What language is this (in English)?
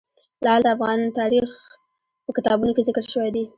Pashto